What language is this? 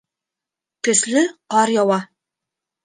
Bashkir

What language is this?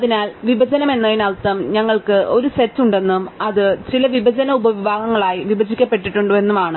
Malayalam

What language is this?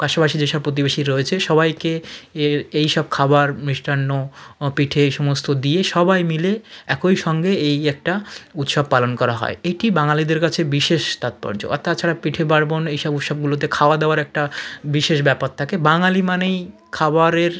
Bangla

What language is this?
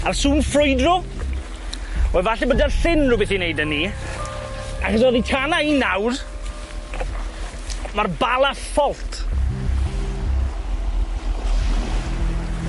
Welsh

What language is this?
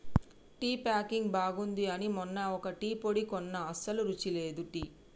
Telugu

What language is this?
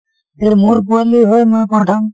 Assamese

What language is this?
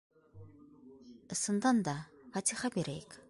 Bashkir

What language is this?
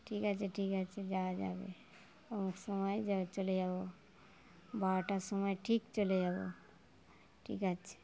Bangla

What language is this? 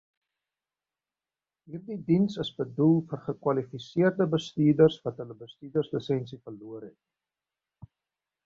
Afrikaans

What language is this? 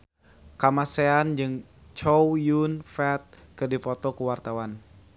Sundanese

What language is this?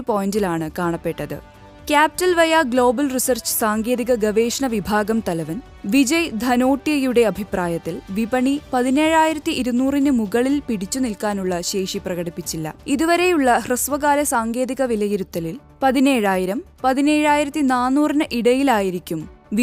Malayalam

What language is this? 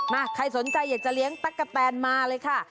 Thai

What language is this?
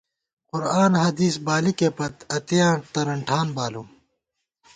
Gawar-Bati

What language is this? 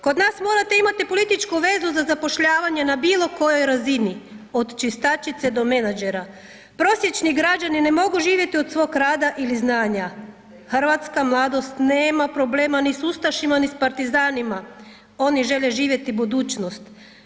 Croatian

